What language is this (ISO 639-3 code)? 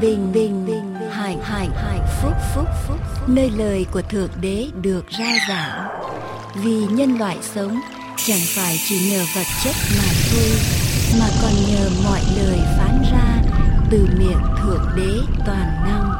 vie